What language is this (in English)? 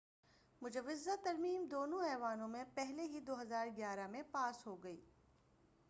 Urdu